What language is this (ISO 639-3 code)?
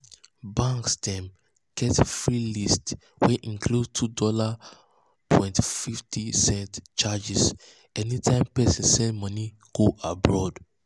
pcm